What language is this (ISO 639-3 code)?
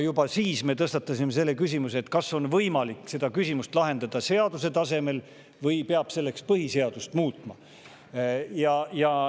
est